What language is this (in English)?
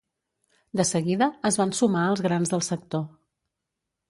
Catalan